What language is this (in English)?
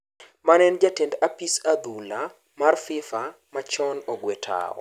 Luo (Kenya and Tanzania)